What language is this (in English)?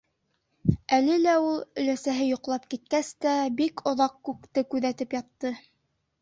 Bashkir